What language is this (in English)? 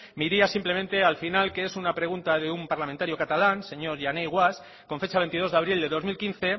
Spanish